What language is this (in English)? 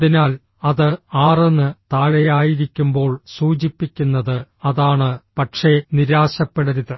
Malayalam